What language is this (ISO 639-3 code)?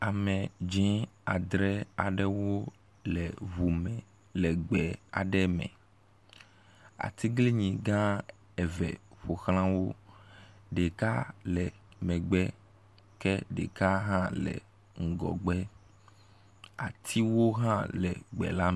ewe